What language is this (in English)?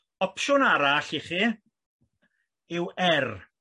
Welsh